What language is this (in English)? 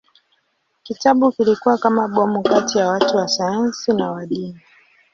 Swahili